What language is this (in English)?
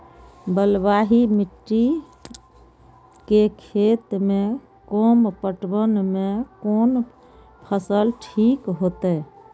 Maithili